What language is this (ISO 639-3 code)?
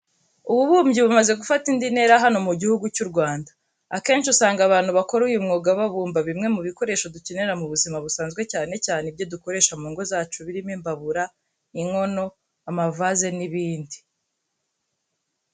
kin